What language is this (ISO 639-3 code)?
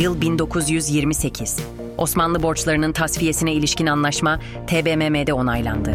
tur